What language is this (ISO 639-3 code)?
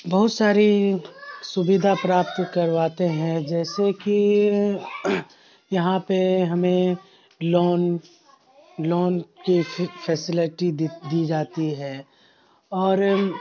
urd